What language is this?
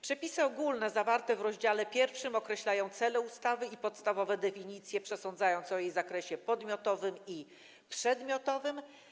Polish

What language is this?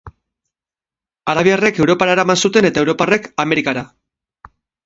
Basque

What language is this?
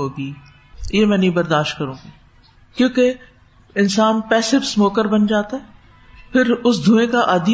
Urdu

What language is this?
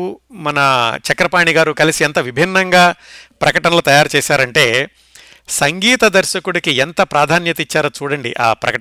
Telugu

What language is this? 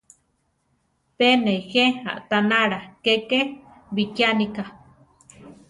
Central Tarahumara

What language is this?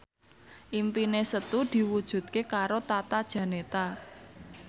Javanese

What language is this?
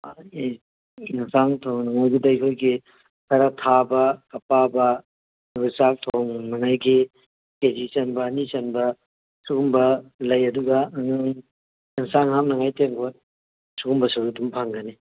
Manipuri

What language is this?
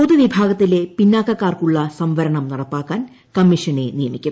Malayalam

